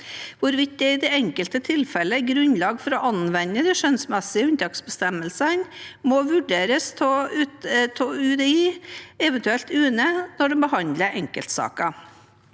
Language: Norwegian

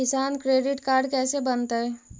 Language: Magahi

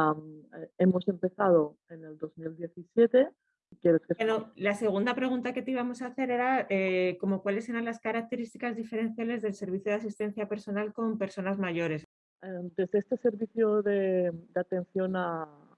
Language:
Spanish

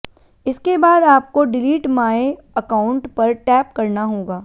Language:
Hindi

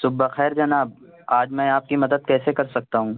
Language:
Urdu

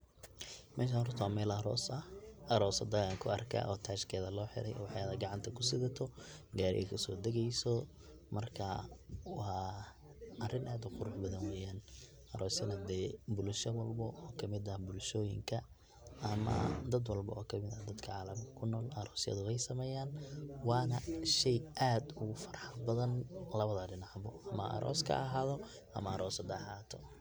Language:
Somali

